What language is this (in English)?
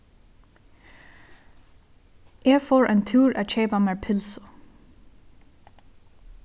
Faroese